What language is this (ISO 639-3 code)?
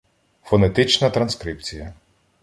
ukr